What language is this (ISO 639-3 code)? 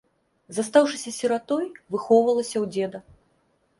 bel